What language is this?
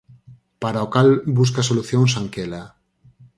Galician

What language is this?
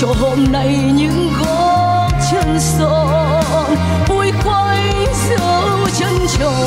Vietnamese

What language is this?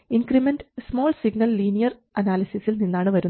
Malayalam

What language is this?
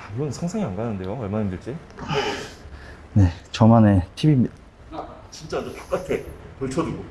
Korean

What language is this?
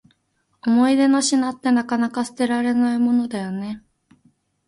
Japanese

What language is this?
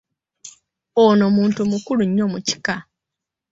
Ganda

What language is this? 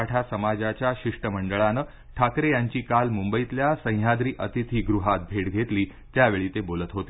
Marathi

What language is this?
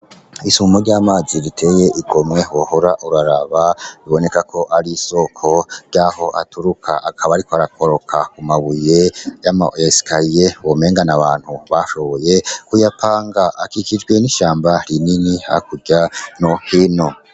Rundi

